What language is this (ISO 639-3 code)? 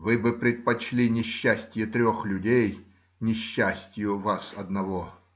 rus